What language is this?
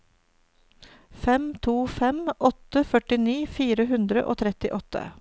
Norwegian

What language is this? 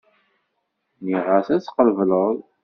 Kabyle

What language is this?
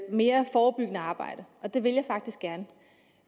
Danish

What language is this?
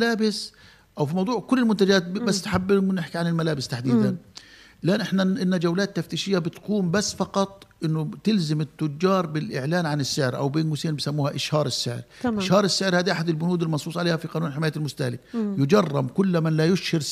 Arabic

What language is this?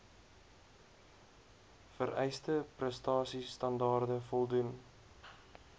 Afrikaans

